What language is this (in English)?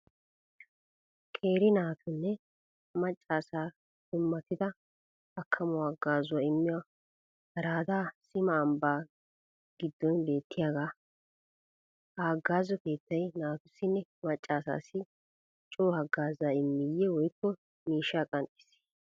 Wolaytta